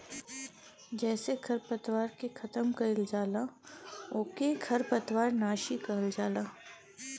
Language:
Bhojpuri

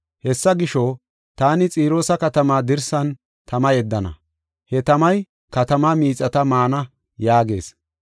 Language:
Gofa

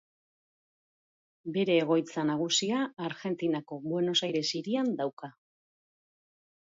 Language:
Basque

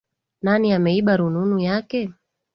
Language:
Swahili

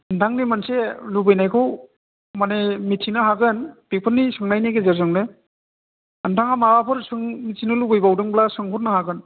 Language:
Bodo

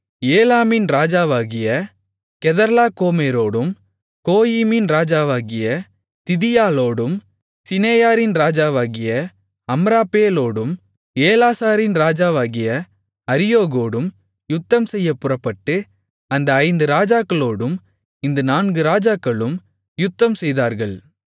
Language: Tamil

